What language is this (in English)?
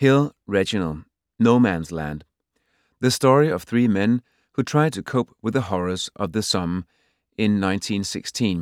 Danish